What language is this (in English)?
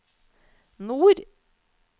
Norwegian